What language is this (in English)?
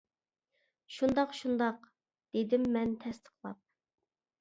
Uyghur